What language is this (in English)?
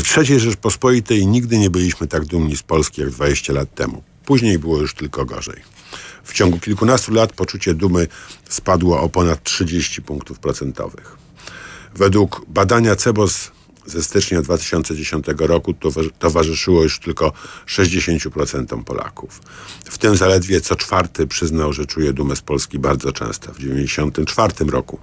Polish